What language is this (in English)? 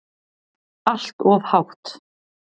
Icelandic